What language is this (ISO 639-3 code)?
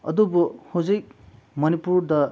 mni